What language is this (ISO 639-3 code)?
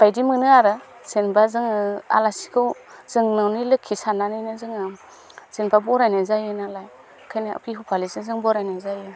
brx